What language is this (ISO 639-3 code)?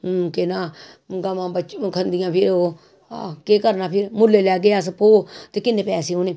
doi